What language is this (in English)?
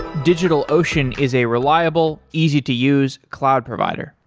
English